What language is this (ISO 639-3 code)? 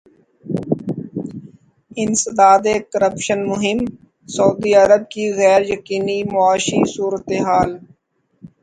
urd